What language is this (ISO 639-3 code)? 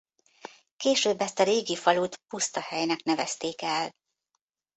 hun